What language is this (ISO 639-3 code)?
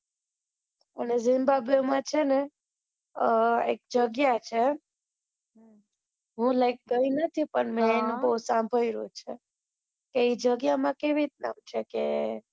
guj